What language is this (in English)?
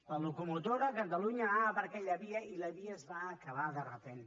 Catalan